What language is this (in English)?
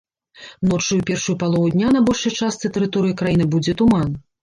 Belarusian